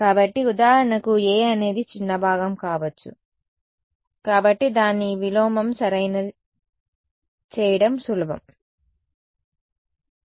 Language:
Telugu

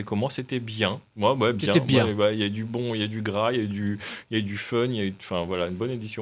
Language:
French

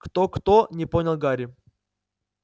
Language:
Russian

